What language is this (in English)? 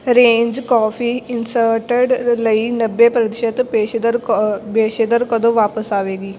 Punjabi